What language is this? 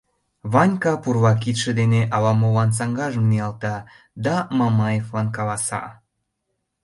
Mari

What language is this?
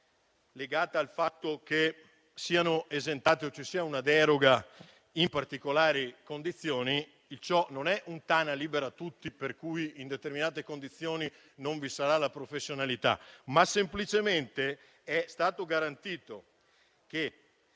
Italian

